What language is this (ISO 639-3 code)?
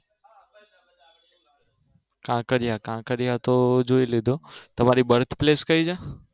guj